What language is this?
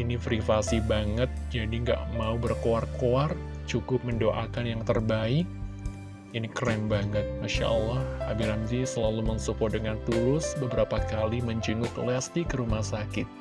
Indonesian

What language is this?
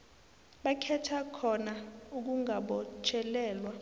South Ndebele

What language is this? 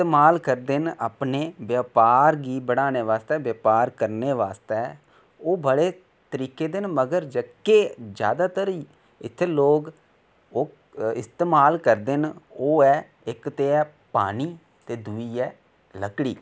Dogri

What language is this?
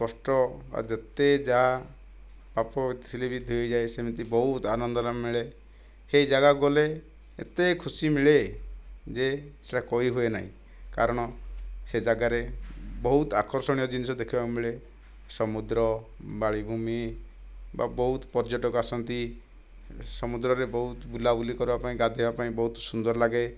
Odia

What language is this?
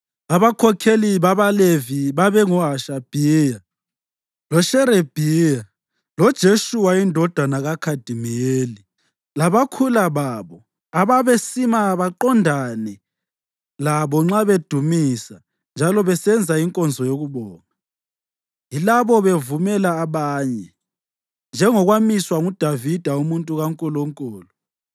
North Ndebele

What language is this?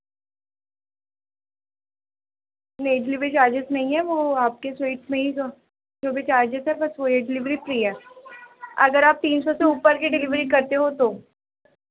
Urdu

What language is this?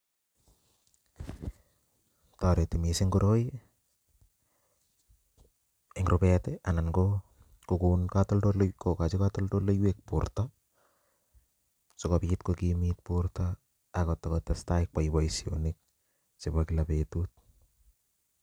Kalenjin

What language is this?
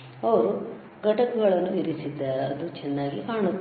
Kannada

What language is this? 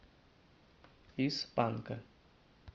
Russian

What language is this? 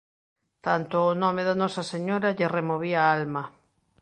Galician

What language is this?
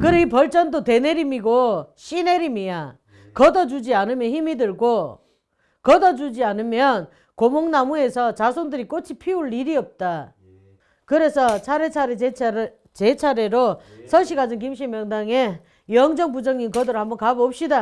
Korean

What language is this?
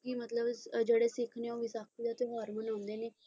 Punjabi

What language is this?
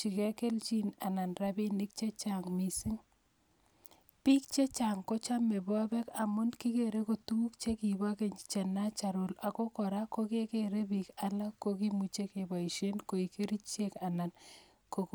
Kalenjin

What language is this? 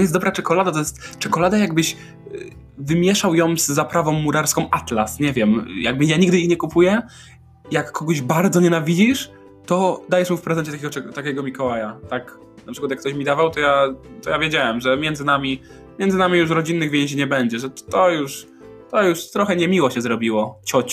Polish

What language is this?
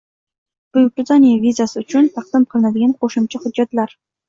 Uzbek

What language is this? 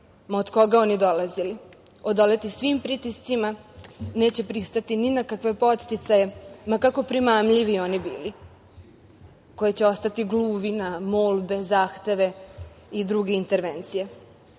Serbian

